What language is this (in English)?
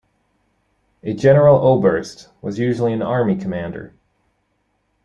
English